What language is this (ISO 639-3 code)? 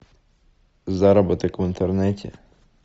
rus